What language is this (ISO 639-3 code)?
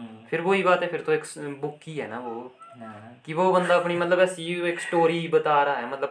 hin